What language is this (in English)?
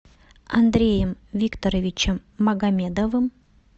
Russian